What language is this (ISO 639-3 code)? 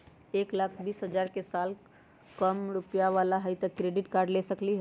mag